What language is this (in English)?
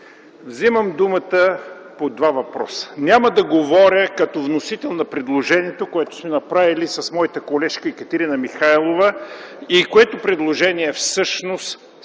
Bulgarian